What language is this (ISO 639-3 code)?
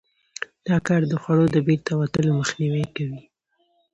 pus